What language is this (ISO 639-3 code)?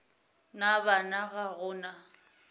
nso